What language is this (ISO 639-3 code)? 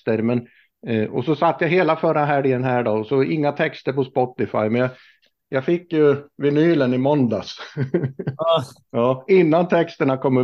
swe